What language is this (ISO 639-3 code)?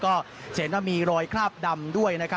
tha